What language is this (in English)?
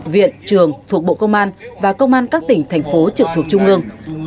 Vietnamese